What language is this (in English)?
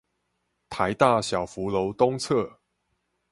Chinese